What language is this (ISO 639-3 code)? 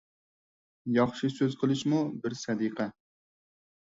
uig